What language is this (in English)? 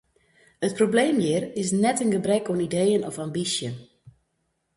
Western Frisian